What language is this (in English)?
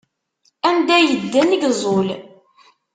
Kabyle